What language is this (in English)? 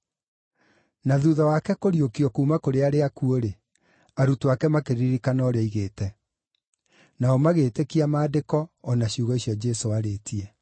Kikuyu